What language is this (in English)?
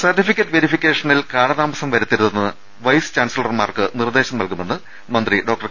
Malayalam